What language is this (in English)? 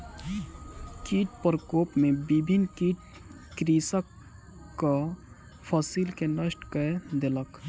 Maithili